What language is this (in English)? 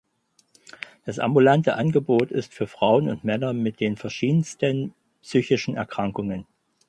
German